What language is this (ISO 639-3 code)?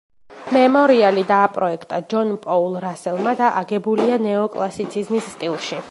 kat